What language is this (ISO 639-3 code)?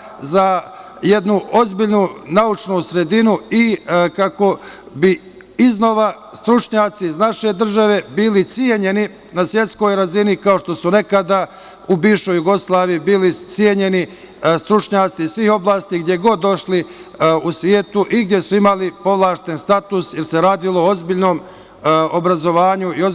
srp